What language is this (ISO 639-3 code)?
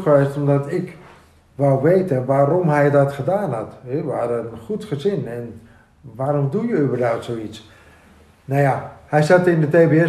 nld